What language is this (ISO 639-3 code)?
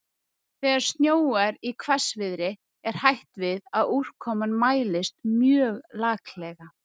isl